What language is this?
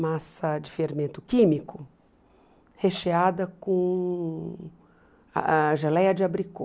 Portuguese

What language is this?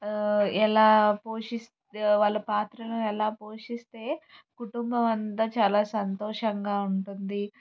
Telugu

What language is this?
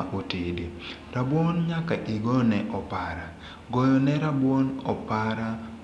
Luo (Kenya and Tanzania)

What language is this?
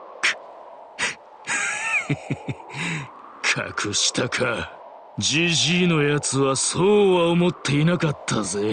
Japanese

